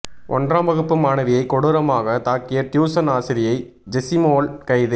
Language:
Tamil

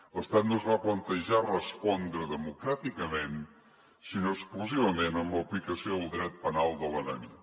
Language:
Catalan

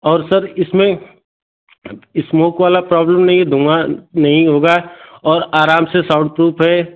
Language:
Hindi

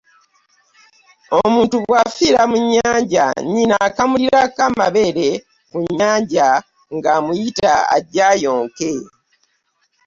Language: Ganda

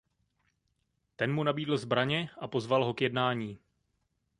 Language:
Czech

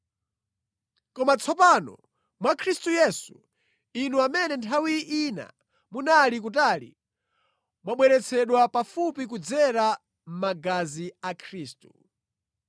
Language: Nyanja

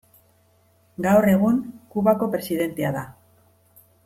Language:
Basque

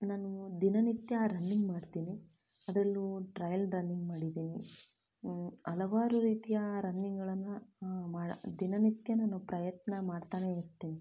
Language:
Kannada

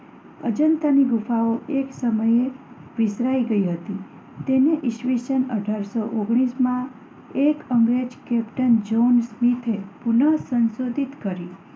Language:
Gujarati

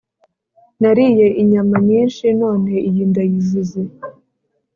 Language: Kinyarwanda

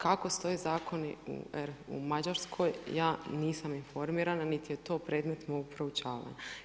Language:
Croatian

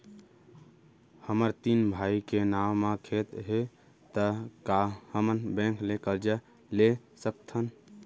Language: Chhattisgarhi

